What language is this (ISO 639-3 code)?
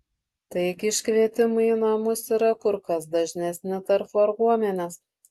lit